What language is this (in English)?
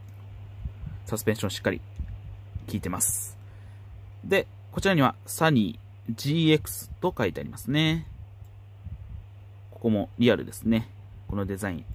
Japanese